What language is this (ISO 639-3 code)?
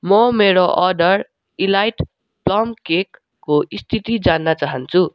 nep